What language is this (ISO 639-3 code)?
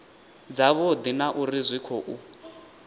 ven